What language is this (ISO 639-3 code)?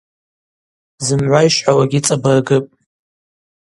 abq